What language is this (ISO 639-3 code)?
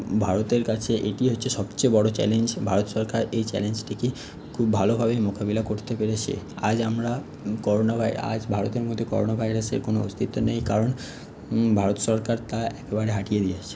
ben